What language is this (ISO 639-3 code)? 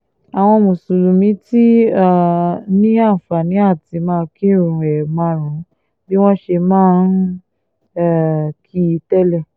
yor